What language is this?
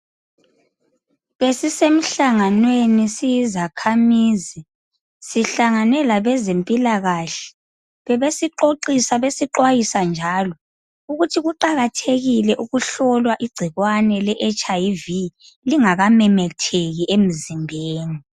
North Ndebele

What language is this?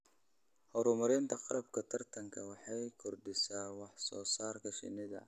Somali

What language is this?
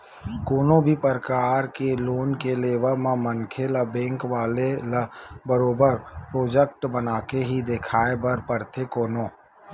Chhattisgarhi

